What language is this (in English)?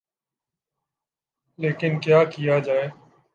Urdu